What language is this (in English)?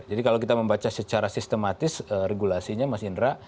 Indonesian